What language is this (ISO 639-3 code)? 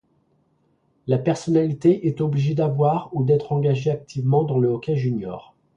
fra